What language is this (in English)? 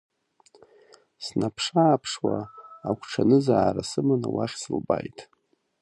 Abkhazian